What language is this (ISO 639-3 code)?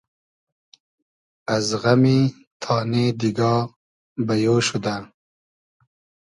haz